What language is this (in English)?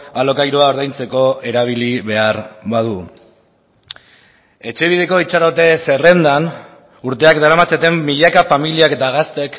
Basque